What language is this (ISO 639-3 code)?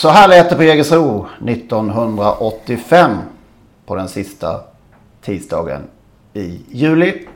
swe